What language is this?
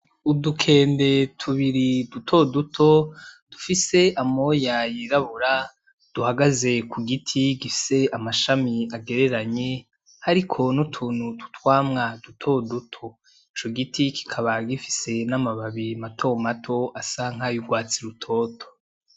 Rundi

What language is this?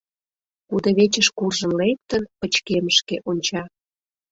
Mari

